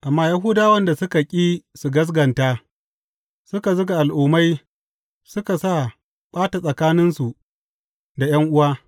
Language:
Hausa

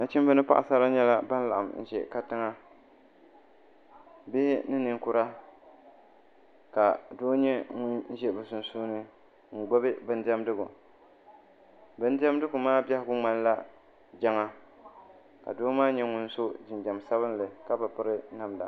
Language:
Dagbani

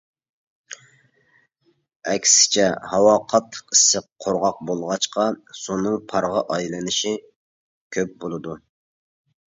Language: Uyghur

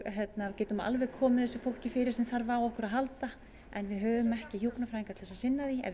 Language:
Icelandic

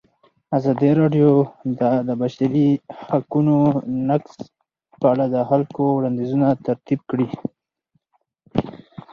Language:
Pashto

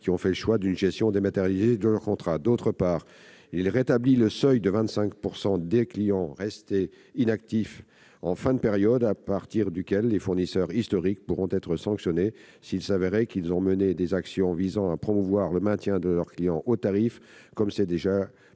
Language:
French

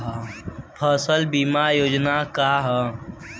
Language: Bhojpuri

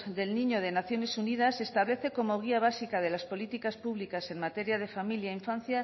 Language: Spanish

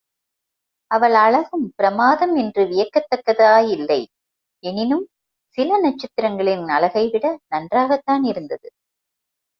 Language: Tamil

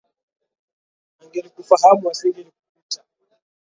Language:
Swahili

